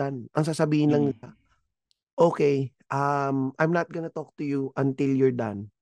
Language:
Filipino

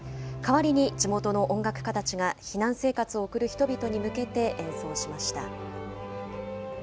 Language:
Japanese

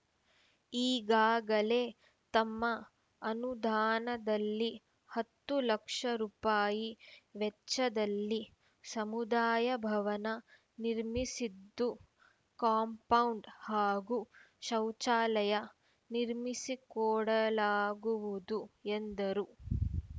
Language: Kannada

